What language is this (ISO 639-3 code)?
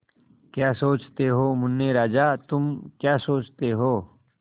hin